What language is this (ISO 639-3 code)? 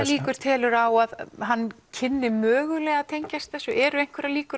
isl